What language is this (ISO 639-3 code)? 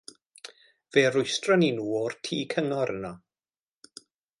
cym